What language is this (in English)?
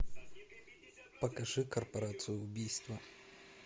Russian